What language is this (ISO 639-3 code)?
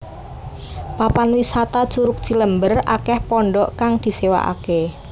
jav